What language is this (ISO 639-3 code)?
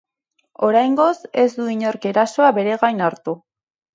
eus